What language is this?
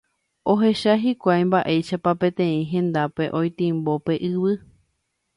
Guarani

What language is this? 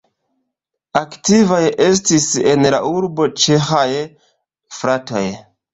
Esperanto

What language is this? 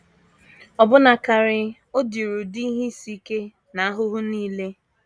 Igbo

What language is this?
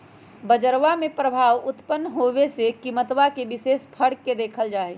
Magahi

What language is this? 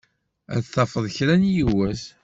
Kabyle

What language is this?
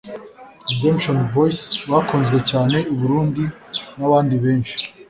Kinyarwanda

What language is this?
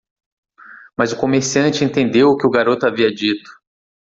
Portuguese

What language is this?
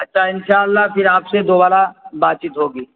Urdu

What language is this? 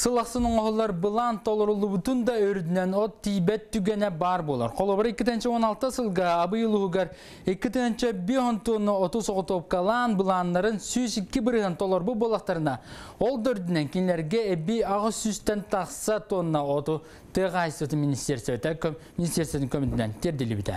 Russian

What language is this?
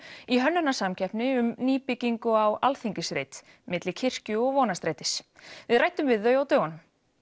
Icelandic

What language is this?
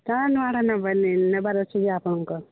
Odia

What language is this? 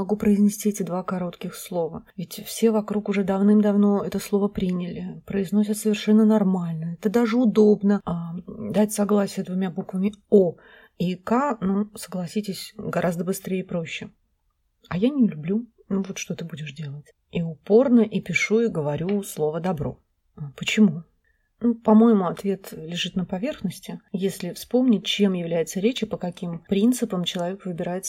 Russian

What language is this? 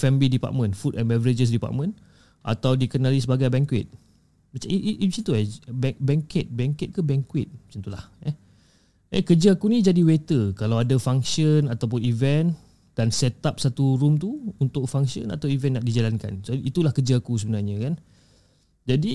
Malay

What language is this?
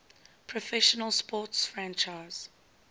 English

